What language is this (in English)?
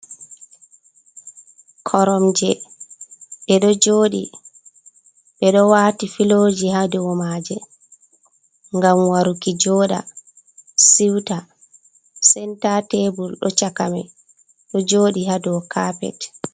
Fula